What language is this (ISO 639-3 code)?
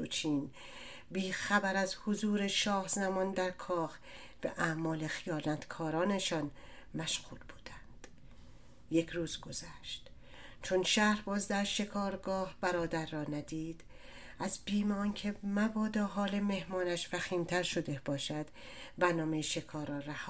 fas